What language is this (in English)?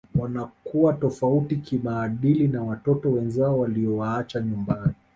Swahili